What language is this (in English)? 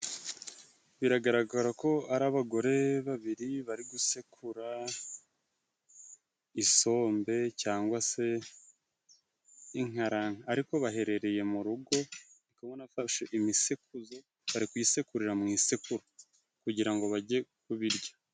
Kinyarwanda